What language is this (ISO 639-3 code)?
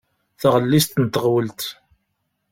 kab